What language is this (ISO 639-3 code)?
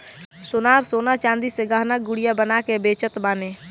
bho